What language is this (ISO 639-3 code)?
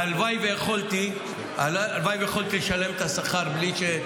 heb